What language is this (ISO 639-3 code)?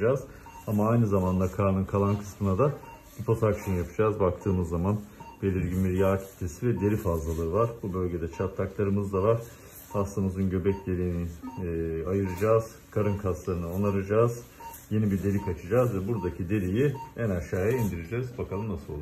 tur